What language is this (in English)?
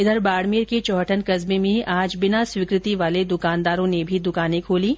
Hindi